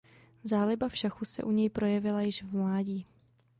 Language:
Czech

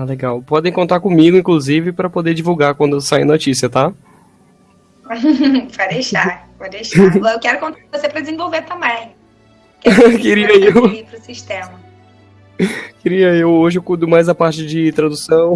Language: Portuguese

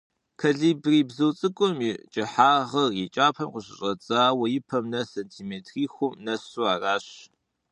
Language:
Kabardian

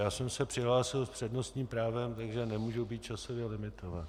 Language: Czech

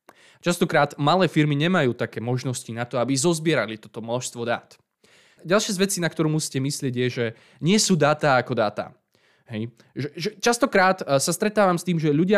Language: Slovak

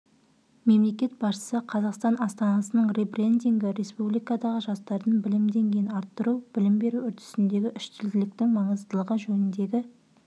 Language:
Kazakh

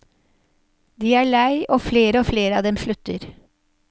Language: Norwegian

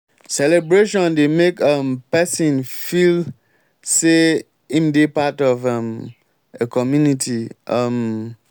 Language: Nigerian Pidgin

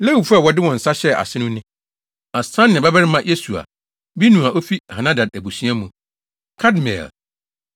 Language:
Akan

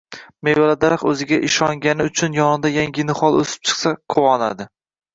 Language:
Uzbek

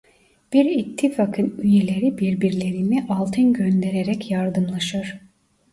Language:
Turkish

